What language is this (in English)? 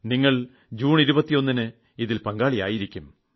Malayalam